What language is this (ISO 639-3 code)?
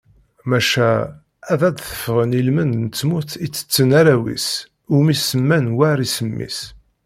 kab